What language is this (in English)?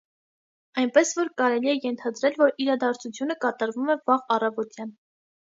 Armenian